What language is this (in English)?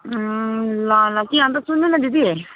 Nepali